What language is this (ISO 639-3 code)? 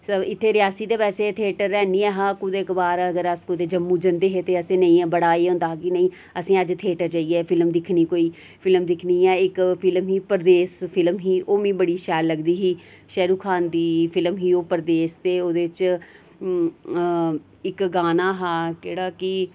doi